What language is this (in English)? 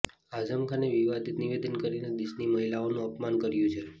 Gujarati